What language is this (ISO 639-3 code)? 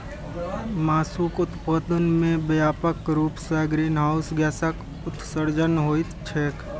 mai